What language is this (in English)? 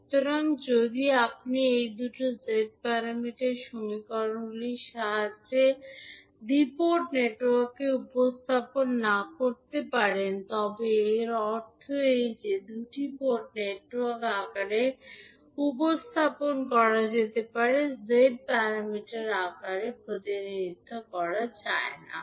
Bangla